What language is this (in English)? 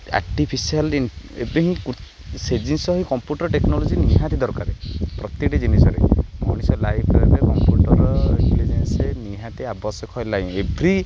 Odia